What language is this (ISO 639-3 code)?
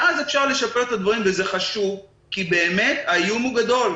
heb